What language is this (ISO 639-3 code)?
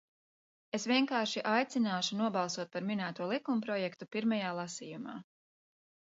lav